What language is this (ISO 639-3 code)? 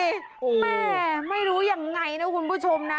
tha